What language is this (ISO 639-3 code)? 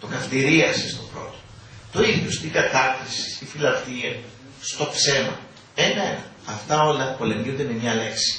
ell